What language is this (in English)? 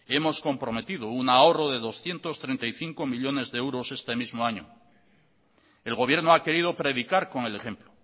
Spanish